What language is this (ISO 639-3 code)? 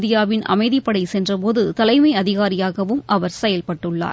tam